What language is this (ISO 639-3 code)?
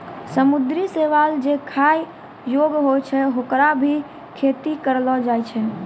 mai